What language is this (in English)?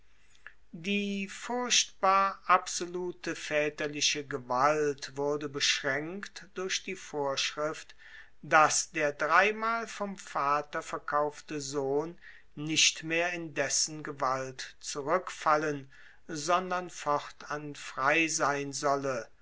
German